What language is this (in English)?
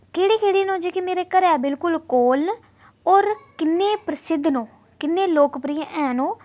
Dogri